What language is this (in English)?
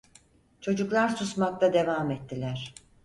Turkish